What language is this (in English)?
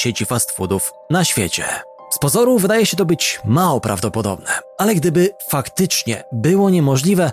Polish